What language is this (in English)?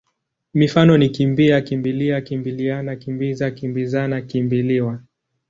Swahili